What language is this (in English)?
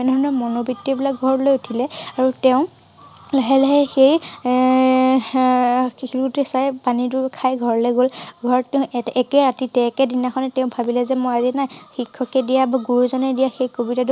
Assamese